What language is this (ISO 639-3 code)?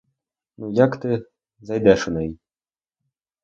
ukr